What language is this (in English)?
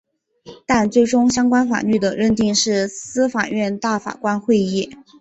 Chinese